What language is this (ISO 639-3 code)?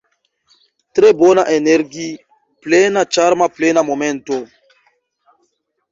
epo